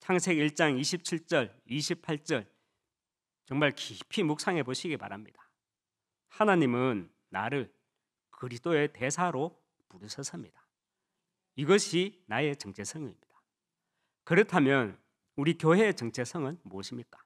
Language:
Korean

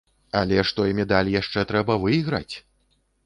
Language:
Belarusian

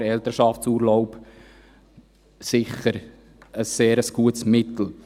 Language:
Swiss German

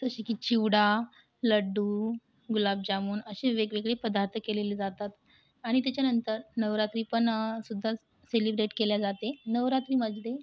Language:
Marathi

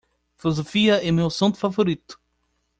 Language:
Portuguese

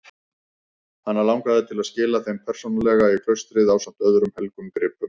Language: Icelandic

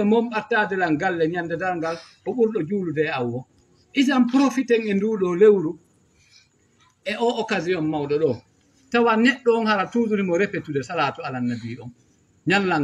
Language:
Arabic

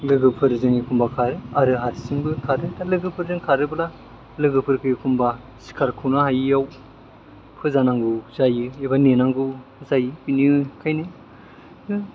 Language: Bodo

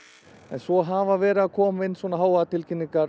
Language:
Icelandic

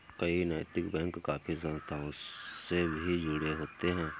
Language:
Hindi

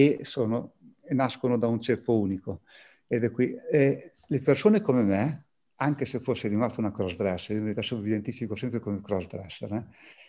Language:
Italian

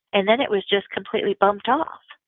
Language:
English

